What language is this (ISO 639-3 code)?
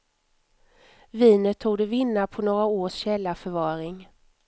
swe